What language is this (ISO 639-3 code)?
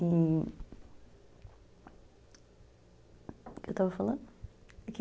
por